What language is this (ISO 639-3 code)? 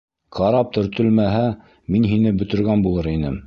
bak